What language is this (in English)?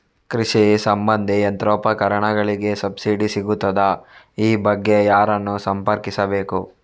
Kannada